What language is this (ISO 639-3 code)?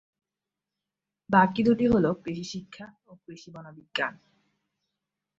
ben